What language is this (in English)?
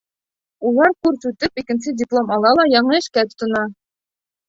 Bashkir